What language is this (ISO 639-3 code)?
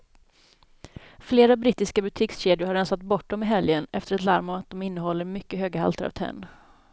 swe